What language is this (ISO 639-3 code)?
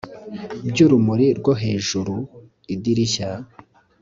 kin